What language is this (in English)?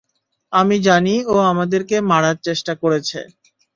Bangla